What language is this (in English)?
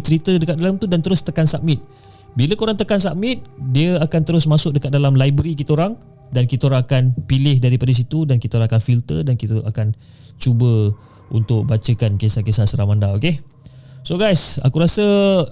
Malay